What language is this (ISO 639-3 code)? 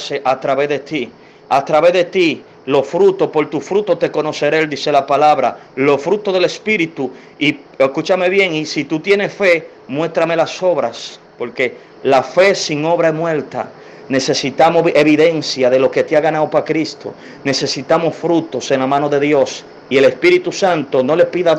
spa